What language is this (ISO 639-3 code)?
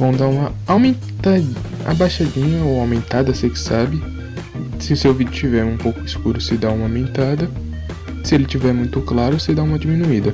por